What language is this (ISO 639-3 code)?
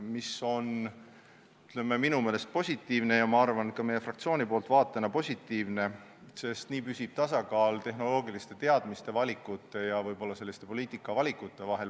est